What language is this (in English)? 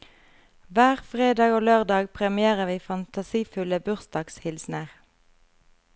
Norwegian